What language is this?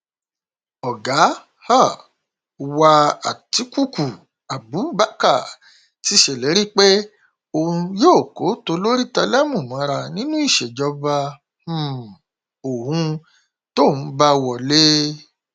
Yoruba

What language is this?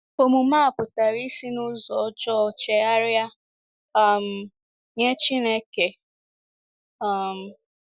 Igbo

